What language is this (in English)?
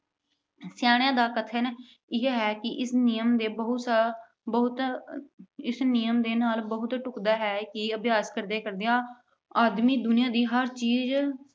Punjabi